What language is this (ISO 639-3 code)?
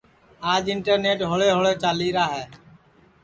ssi